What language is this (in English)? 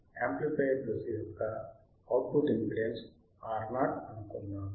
Telugu